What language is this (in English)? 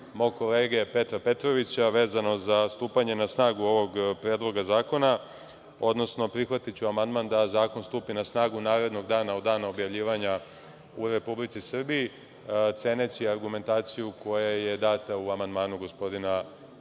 Serbian